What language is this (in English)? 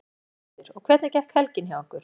Icelandic